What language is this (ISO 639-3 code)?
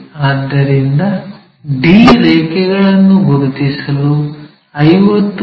kan